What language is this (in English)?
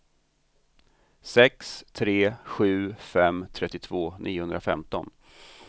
Swedish